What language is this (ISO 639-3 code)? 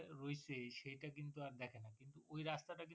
ben